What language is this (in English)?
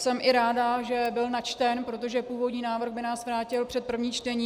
Czech